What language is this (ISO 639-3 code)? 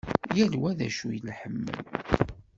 kab